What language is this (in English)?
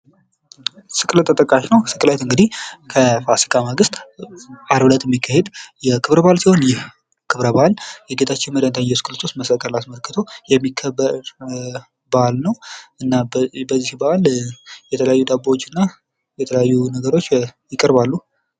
Amharic